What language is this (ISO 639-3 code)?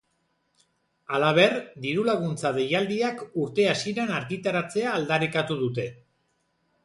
eus